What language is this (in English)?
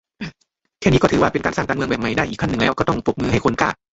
Thai